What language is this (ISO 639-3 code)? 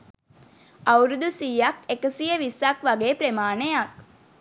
sin